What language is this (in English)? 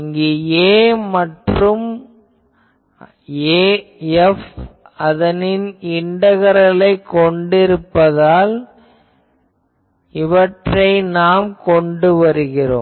Tamil